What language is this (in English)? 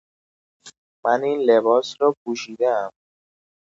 Persian